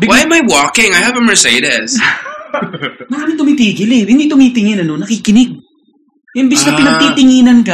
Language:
Filipino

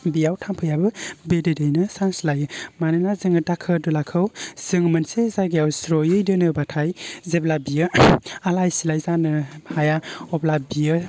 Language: Bodo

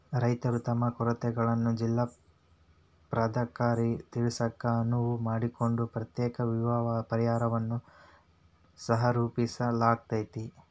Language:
Kannada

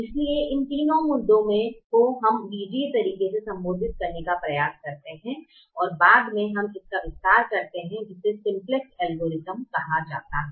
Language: Hindi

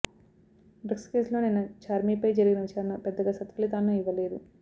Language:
Telugu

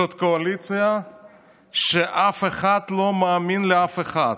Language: Hebrew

